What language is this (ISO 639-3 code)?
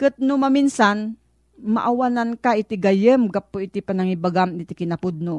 fil